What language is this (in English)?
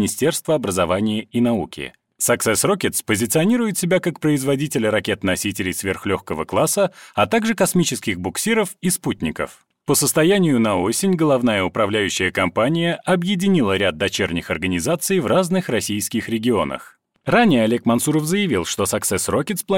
Russian